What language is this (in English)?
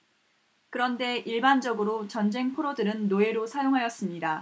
Korean